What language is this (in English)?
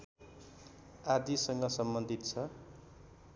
Nepali